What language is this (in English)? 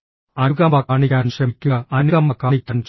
Malayalam